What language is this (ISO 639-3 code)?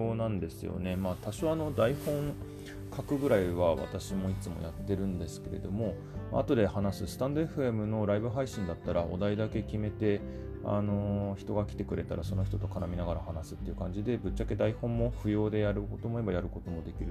jpn